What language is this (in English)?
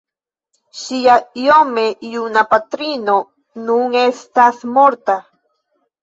Esperanto